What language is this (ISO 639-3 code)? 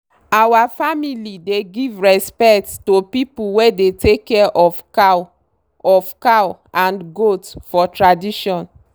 pcm